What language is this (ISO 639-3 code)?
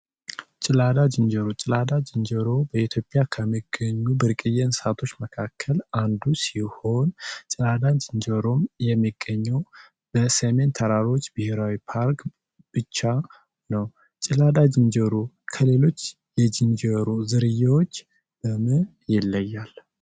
amh